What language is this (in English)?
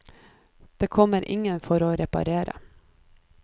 Norwegian